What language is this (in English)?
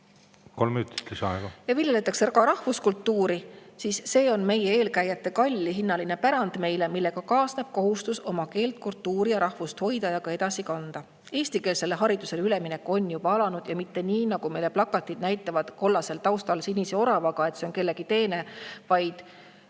Estonian